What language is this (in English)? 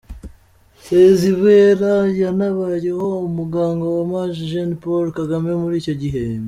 Kinyarwanda